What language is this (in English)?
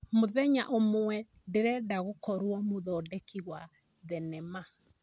Kikuyu